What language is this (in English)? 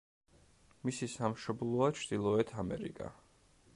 Georgian